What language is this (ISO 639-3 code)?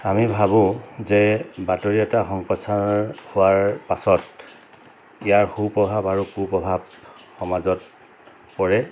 asm